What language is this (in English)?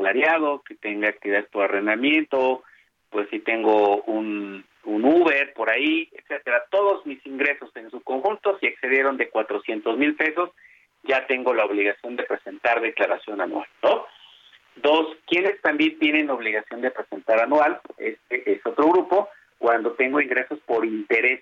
Spanish